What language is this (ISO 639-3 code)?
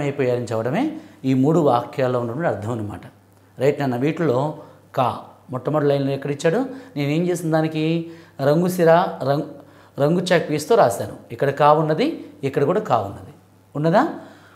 hin